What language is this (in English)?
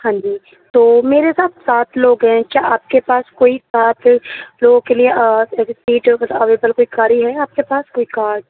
Urdu